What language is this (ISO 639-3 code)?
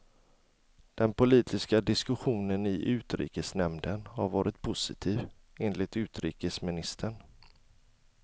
swe